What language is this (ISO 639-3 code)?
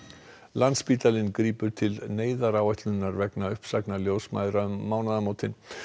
isl